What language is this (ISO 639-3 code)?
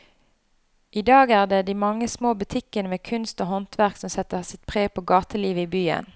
nor